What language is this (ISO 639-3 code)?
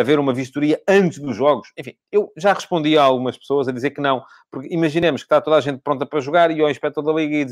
por